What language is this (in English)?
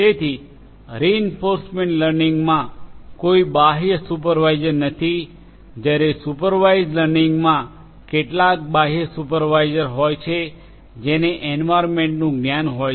Gujarati